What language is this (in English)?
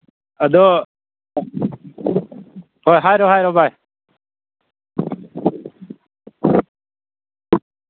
Manipuri